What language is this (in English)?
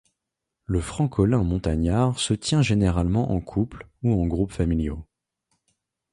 French